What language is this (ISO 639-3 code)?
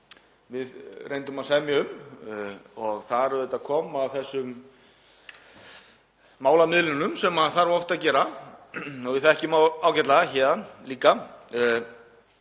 isl